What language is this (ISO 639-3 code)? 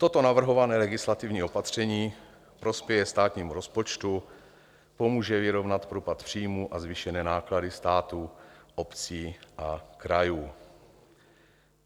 ces